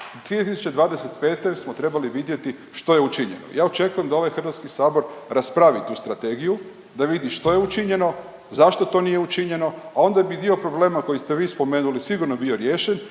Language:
Croatian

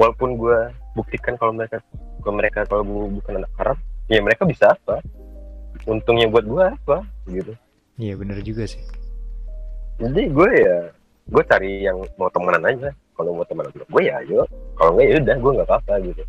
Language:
Indonesian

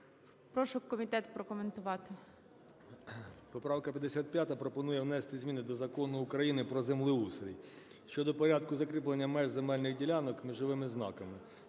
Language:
Ukrainian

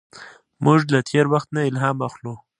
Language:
Pashto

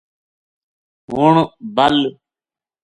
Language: Gujari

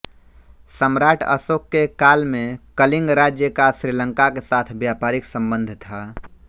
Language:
Hindi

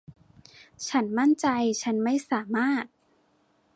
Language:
Thai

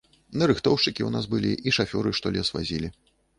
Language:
Belarusian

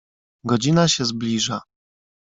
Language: Polish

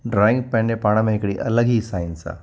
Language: Sindhi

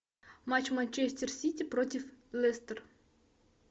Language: Russian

